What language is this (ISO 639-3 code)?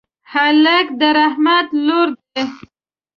pus